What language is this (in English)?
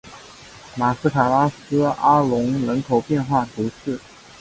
Chinese